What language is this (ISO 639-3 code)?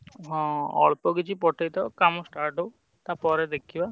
ori